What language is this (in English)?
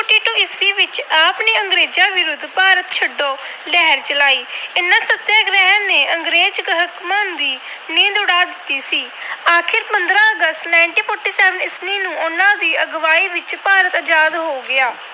Punjabi